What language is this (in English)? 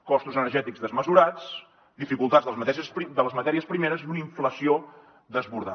Catalan